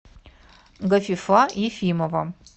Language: Russian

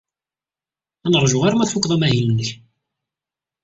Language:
Kabyle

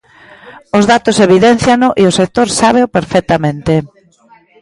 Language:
Galician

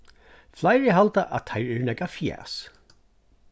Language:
Faroese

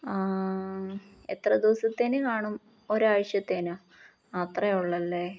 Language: Malayalam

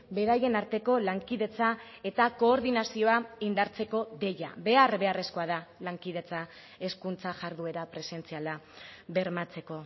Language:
Basque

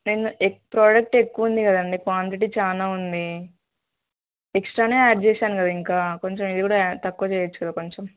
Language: Telugu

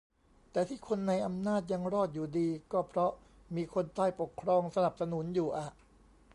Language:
Thai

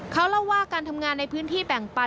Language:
Thai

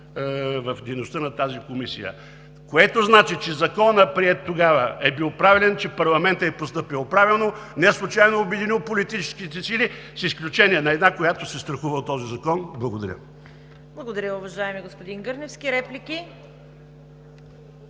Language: Bulgarian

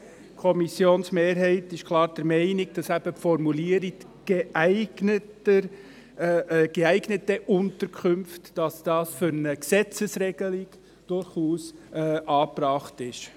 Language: Swiss German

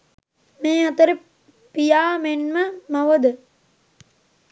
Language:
Sinhala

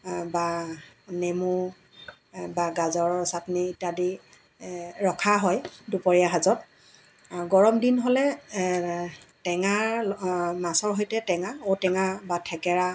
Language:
Assamese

